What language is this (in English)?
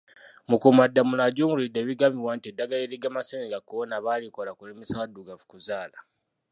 Ganda